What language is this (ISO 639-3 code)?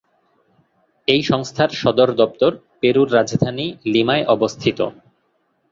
ben